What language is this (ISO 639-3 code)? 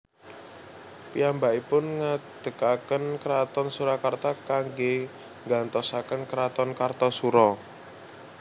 jav